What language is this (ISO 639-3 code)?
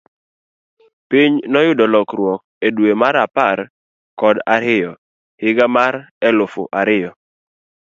luo